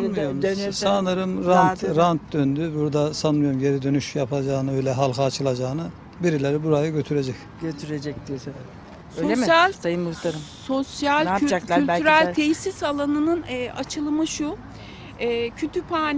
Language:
Turkish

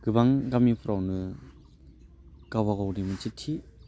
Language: Bodo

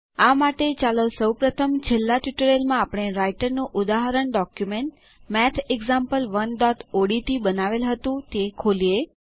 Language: Gujarati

